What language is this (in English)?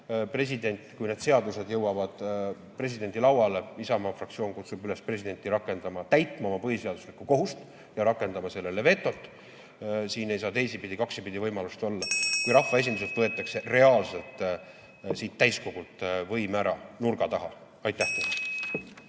Estonian